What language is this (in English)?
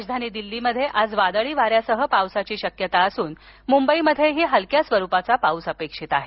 Marathi